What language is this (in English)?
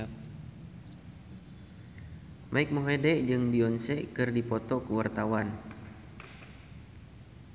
Sundanese